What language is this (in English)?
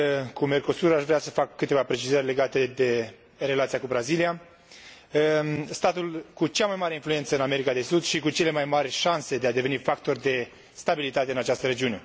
Romanian